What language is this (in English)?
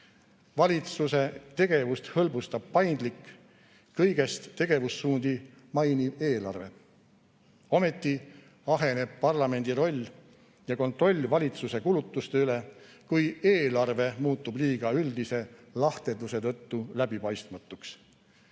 Estonian